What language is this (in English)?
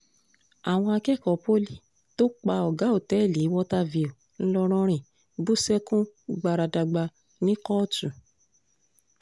Yoruba